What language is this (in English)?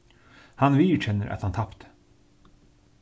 Faroese